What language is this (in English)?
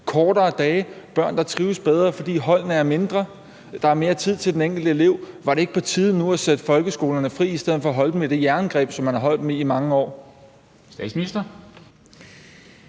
Danish